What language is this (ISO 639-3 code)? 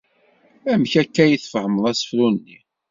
kab